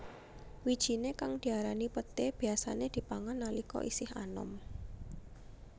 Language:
Javanese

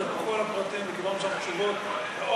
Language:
Hebrew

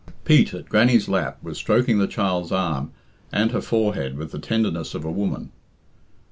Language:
English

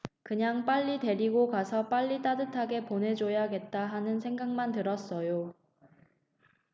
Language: Korean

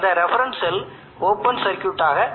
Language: Tamil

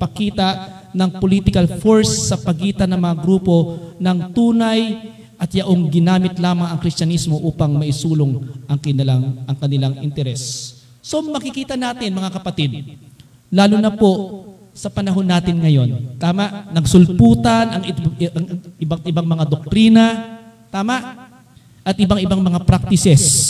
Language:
Filipino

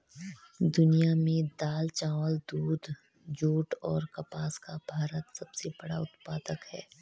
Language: Hindi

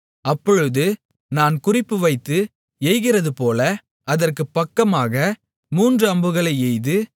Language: Tamil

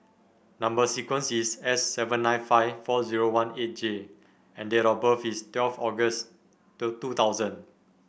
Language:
English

